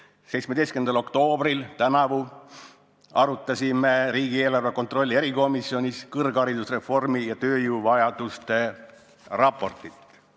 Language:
Estonian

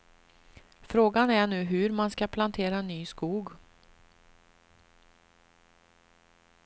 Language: Swedish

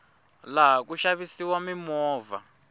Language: Tsonga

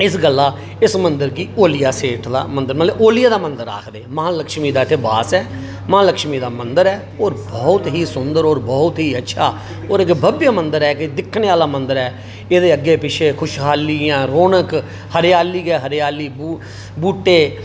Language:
Dogri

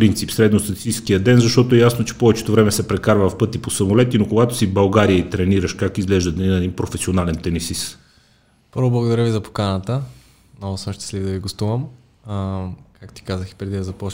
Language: Bulgarian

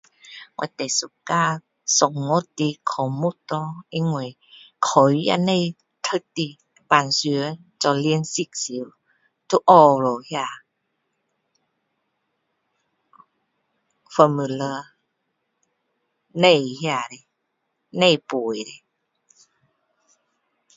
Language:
Min Dong Chinese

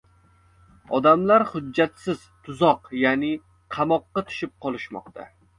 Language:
Uzbek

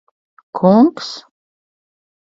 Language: Latvian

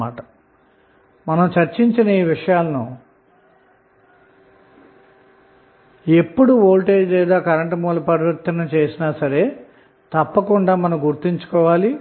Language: Telugu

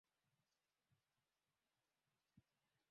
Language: Swahili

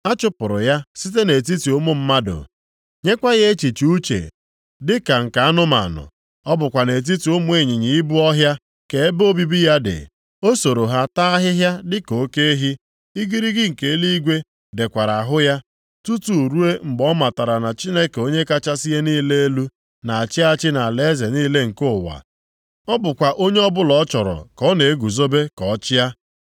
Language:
Igbo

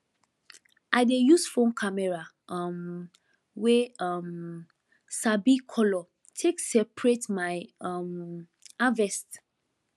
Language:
Nigerian Pidgin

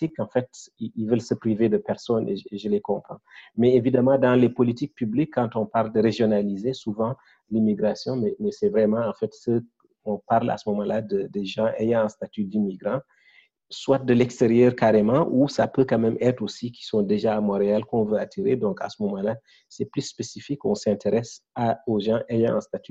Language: French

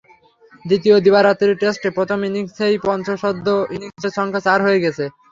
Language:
Bangla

